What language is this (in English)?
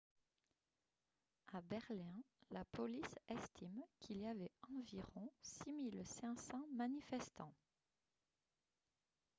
French